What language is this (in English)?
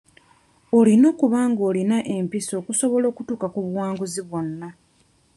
Ganda